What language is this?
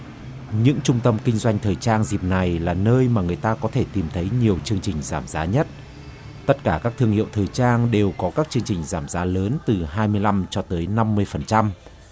Vietnamese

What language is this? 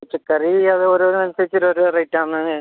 Malayalam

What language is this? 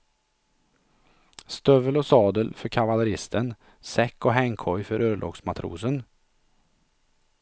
Swedish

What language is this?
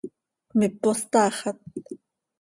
Seri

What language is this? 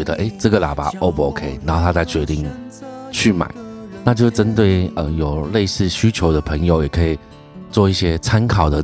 Chinese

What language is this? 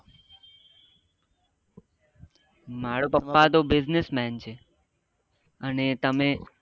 Gujarati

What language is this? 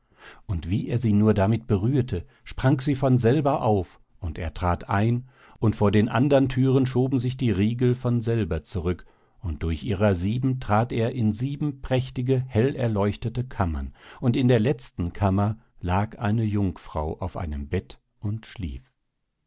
German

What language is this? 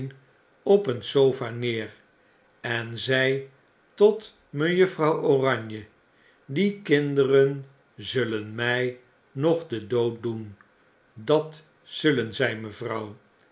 Dutch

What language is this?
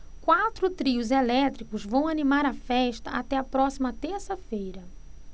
Portuguese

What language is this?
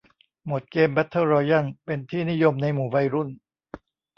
Thai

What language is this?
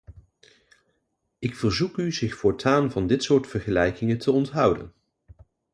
Dutch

